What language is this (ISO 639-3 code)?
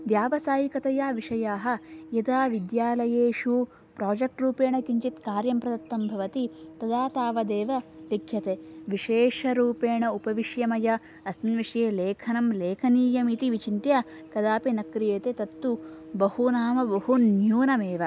san